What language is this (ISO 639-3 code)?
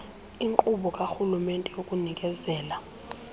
xho